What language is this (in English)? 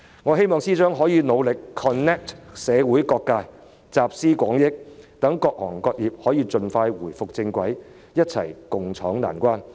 Cantonese